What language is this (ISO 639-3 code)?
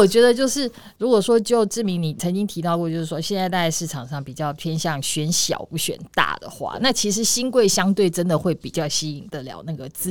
zho